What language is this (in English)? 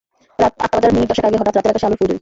Bangla